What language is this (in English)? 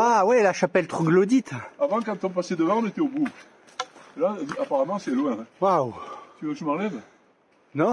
French